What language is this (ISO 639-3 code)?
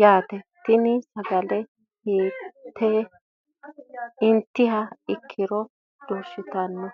sid